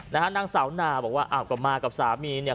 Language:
Thai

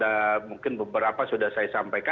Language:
Indonesian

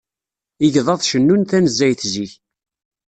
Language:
Kabyle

